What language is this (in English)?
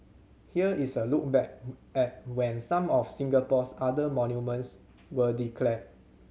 English